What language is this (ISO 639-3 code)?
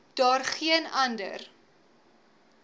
afr